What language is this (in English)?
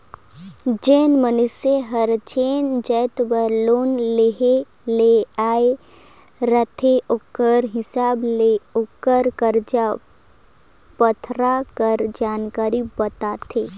Chhattisgarhi